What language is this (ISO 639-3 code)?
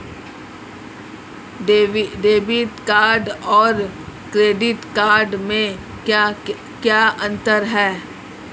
hin